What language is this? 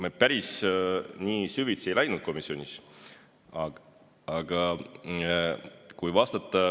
Estonian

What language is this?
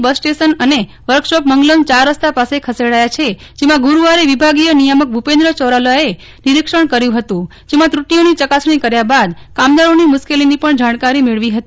Gujarati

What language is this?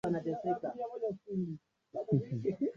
Swahili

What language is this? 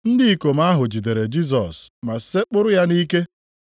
Igbo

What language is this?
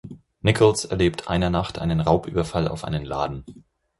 German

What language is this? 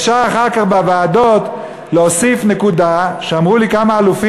Hebrew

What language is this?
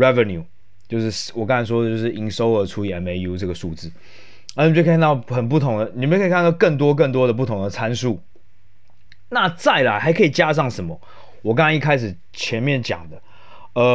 Chinese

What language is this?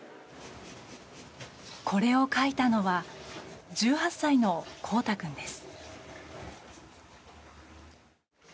Japanese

